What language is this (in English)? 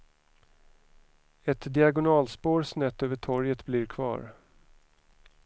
Swedish